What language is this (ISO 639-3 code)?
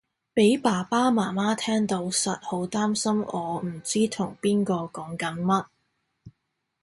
yue